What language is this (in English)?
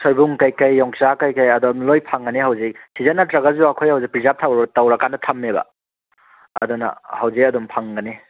Manipuri